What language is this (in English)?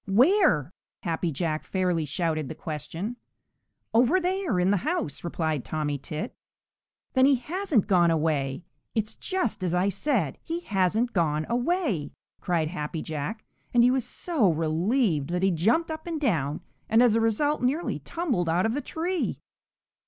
English